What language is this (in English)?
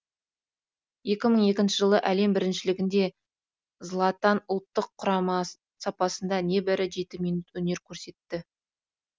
Kazakh